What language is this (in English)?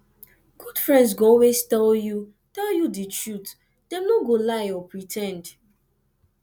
Nigerian Pidgin